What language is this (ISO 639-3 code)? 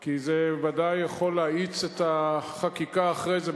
heb